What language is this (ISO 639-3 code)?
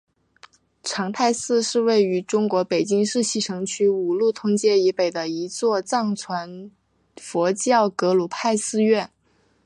zho